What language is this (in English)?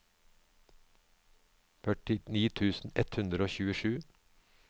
Norwegian